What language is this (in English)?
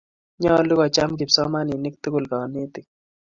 Kalenjin